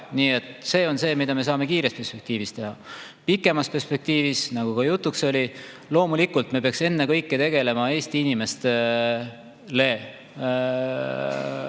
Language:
Estonian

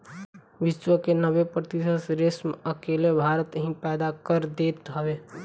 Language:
Bhojpuri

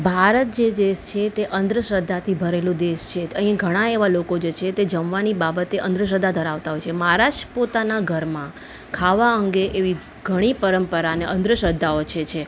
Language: Gujarati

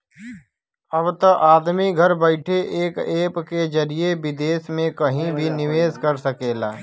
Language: Bhojpuri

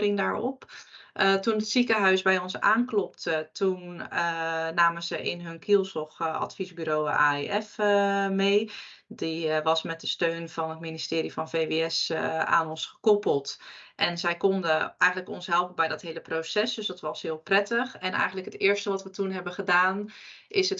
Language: Dutch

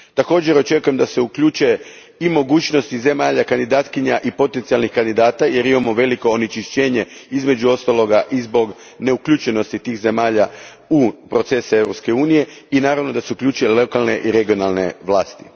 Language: Croatian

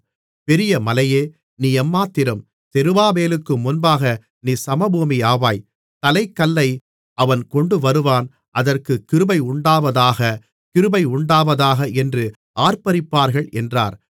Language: Tamil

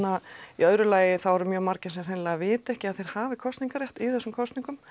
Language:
Icelandic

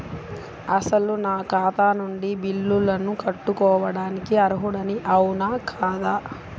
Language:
Telugu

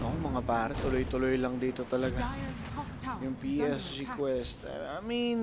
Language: Filipino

